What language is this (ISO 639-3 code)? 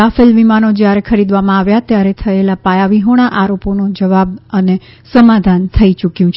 guj